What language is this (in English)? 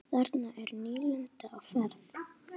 Icelandic